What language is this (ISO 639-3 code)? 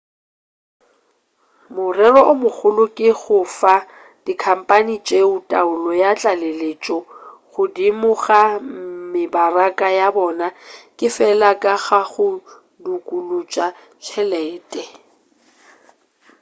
nso